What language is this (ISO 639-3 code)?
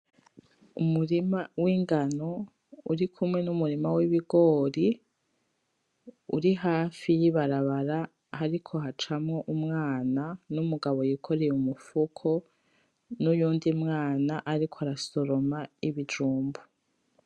run